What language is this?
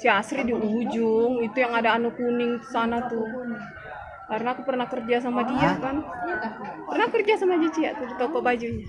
Indonesian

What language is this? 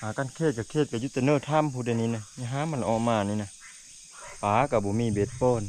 Thai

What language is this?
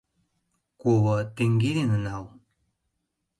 Mari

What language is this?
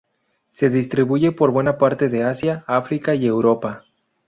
Spanish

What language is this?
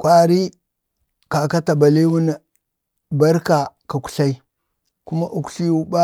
Bade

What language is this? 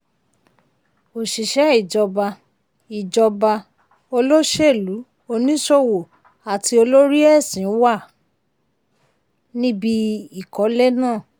Yoruba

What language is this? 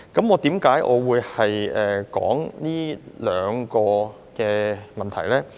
Cantonese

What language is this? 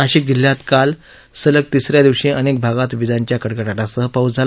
Marathi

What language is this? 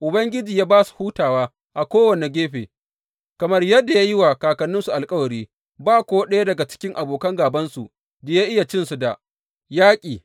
Hausa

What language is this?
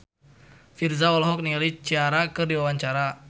Sundanese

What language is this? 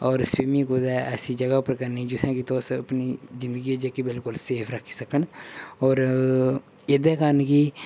Dogri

